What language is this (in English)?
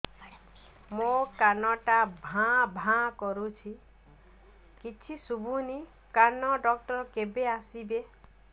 Odia